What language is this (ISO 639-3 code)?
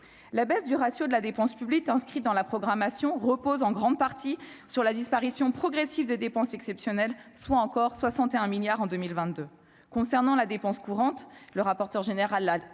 fra